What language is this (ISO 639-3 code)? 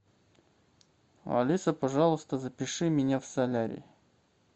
rus